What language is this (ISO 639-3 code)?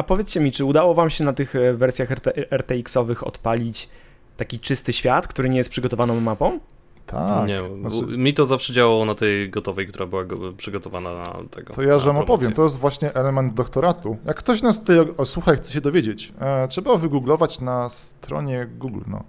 pol